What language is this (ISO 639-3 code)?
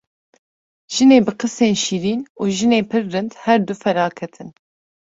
kur